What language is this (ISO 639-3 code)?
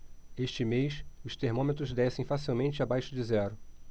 por